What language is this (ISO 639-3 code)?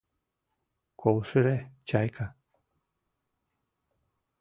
chm